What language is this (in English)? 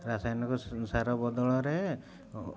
Odia